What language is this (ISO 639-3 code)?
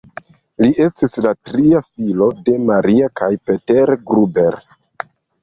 epo